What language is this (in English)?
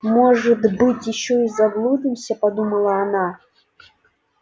Russian